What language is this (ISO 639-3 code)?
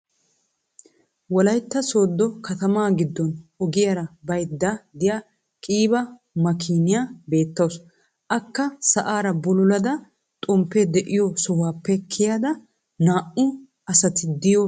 wal